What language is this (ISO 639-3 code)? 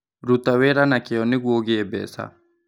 kik